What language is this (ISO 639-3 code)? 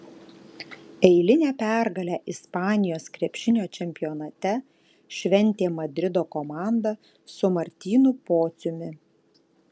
lit